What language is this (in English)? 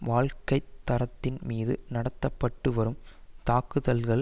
Tamil